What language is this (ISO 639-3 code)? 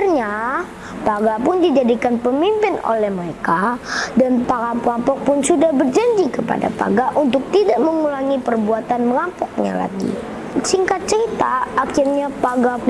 ind